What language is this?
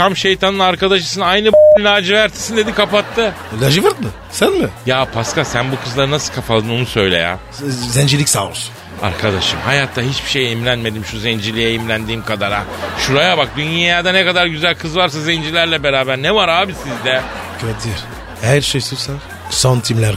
Turkish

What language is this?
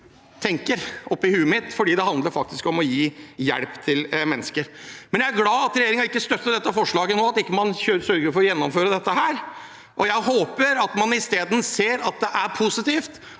Norwegian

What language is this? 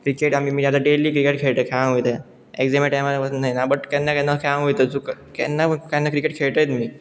Konkani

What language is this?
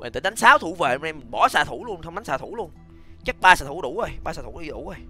Vietnamese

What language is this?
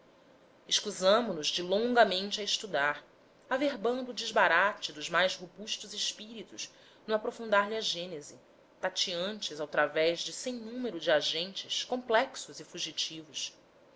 Portuguese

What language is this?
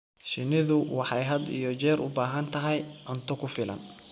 Somali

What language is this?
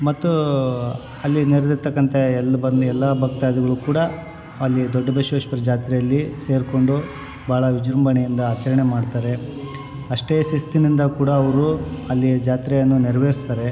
Kannada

